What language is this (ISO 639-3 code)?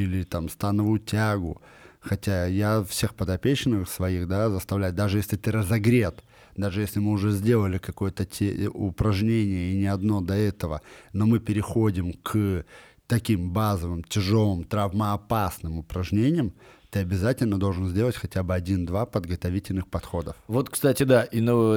rus